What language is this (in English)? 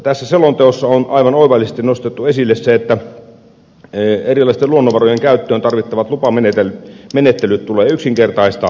Finnish